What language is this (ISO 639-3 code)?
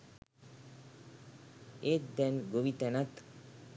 sin